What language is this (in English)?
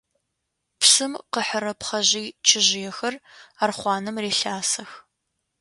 Adyghe